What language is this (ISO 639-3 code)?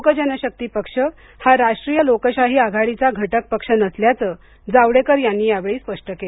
mar